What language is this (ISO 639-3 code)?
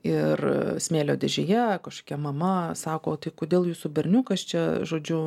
lit